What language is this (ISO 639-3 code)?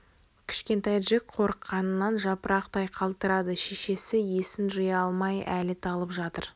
kaz